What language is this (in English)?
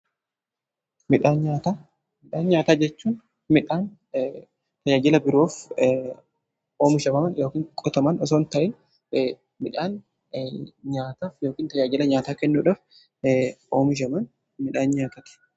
Oromo